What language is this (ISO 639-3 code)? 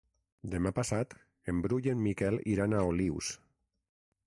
cat